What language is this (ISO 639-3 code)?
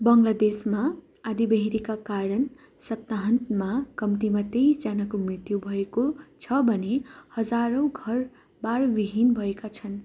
nep